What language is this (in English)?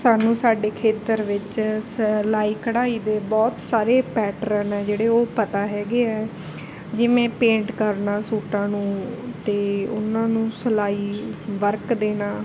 Punjabi